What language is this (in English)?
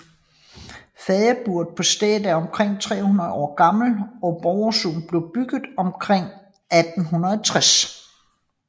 Danish